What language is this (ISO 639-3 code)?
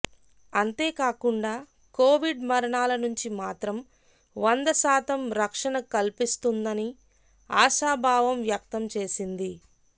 tel